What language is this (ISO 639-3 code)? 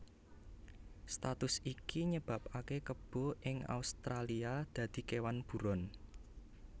jav